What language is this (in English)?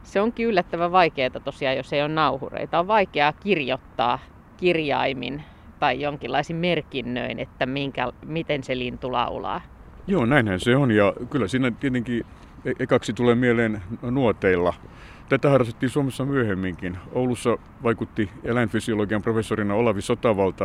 Finnish